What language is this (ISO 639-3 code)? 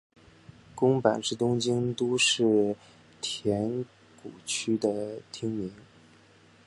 zho